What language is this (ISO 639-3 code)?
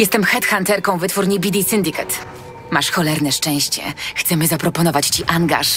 pol